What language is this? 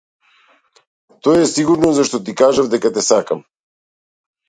Macedonian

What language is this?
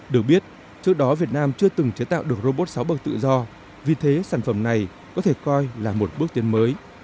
Vietnamese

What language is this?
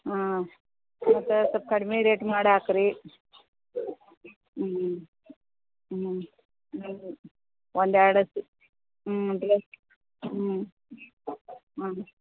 Kannada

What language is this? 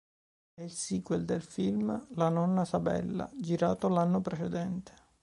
Italian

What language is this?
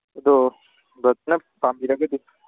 Manipuri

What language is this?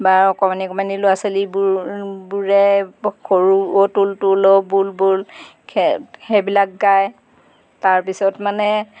Assamese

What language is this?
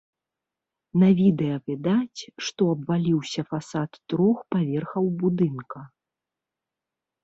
Belarusian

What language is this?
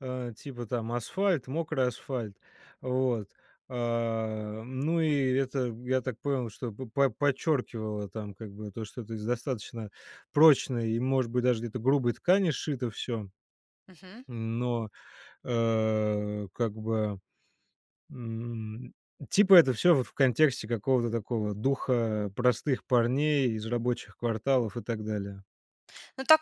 Russian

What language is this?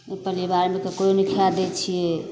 Maithili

